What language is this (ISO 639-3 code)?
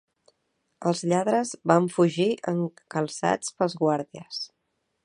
cat